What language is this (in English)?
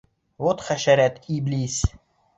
Bashkir